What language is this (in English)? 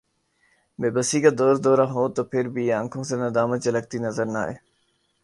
Urdu